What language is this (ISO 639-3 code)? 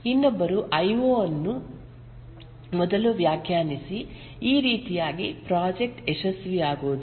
kan